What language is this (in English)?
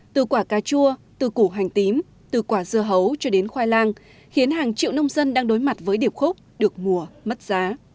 Vietnamese